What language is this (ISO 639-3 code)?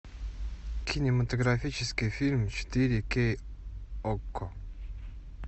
rus